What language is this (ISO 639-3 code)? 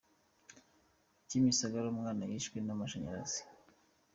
kin